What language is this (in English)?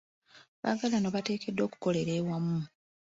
Ganda